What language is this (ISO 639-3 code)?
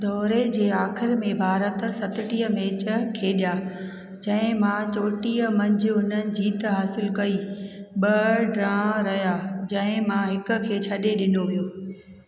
snd